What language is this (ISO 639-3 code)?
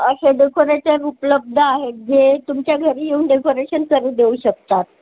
mar